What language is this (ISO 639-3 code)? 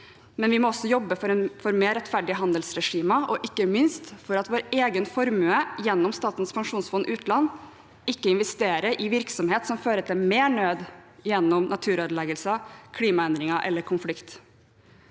nor